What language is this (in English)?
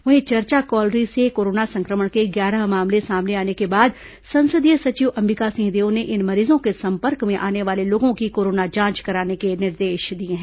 Hindi